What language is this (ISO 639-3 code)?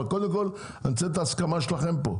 heb